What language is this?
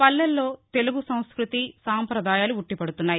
Telugu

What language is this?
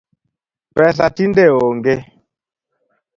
Luo (Kenya and Tanzania)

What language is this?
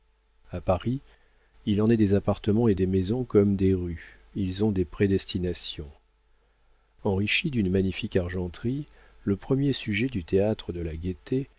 French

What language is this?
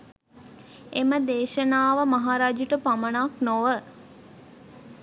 Sinhala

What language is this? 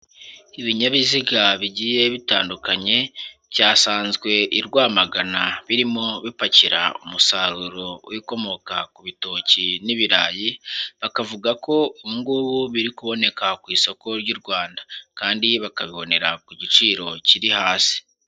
Kinyarwanda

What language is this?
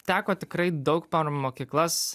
Lithuanian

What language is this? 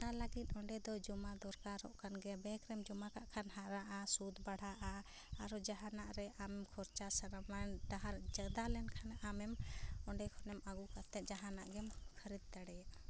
Santali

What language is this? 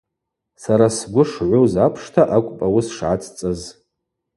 Abaza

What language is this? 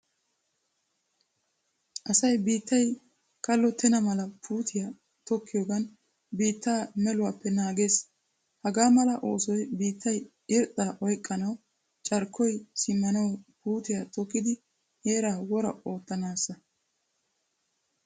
Wolaytta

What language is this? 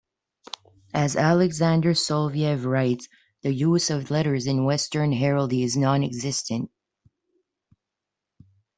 English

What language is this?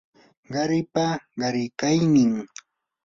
Yanahuanca Pasco Quechua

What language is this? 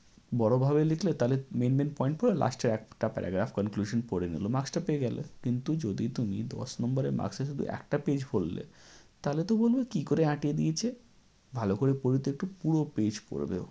Bangla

